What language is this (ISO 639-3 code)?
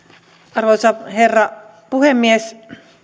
fin